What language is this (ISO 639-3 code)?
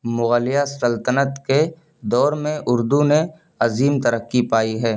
urd